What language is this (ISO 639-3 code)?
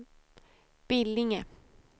swe